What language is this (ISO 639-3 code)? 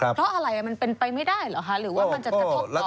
tha